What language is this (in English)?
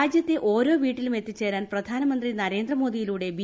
Malayalam